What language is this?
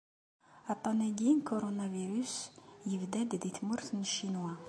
Kabyle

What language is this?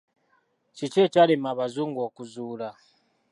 Ganda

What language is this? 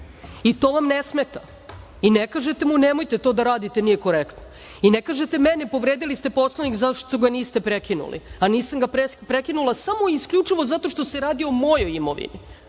Serbian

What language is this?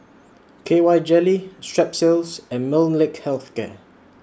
English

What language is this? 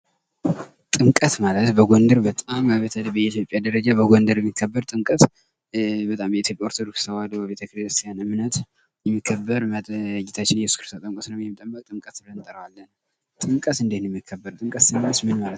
Amharic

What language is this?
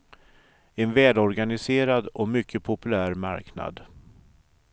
Swedish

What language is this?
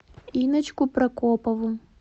Russian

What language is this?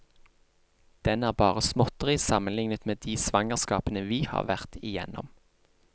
Norwegian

